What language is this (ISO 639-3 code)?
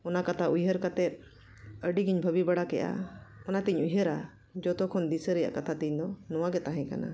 sat